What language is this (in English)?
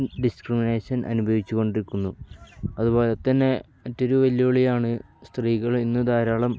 Malayalam